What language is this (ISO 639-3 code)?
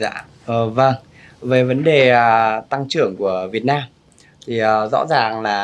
vie